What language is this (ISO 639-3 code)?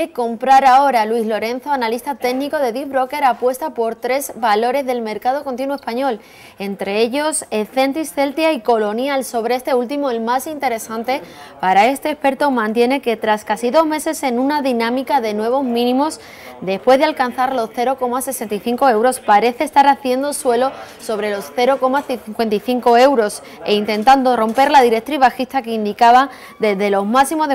spa